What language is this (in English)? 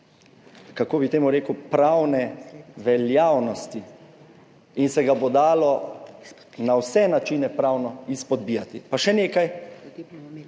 Slovenian